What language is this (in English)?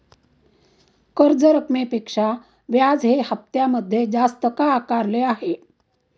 Marathi